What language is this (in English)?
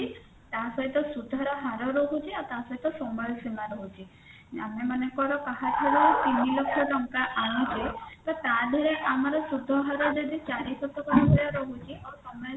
Odia